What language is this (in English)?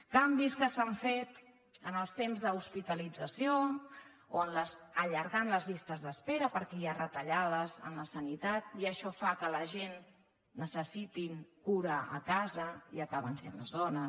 Catalan